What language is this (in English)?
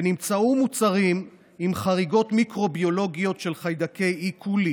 Hebrew